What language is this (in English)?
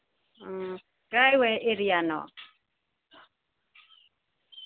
Manipuri